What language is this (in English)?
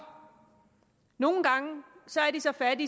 Danish